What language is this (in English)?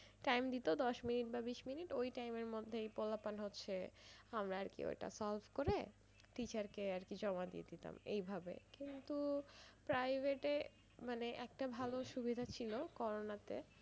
Bangla